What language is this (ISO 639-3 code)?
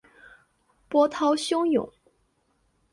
zho